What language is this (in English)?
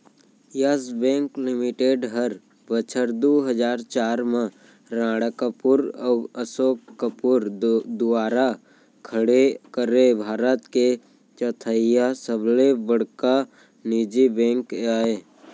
Chhattisgarhi